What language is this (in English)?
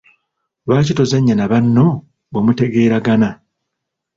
Ganda